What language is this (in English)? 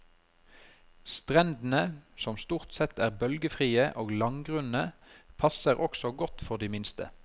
Norwegian